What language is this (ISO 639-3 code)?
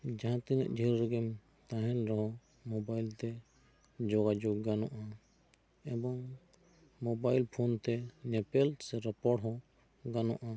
sat